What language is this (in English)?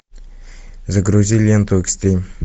Russian